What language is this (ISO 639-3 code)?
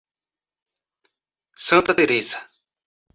por